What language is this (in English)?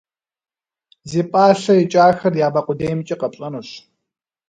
Kabardian